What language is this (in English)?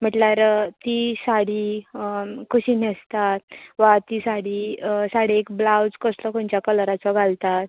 Konkani